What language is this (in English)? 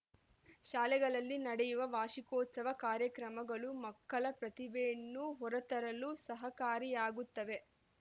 Kannada